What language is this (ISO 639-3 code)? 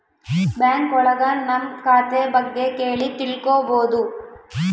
kan